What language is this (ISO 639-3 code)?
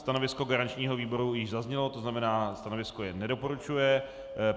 ces